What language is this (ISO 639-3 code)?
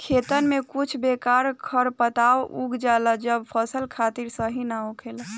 bho